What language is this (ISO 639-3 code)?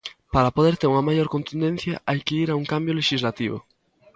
glg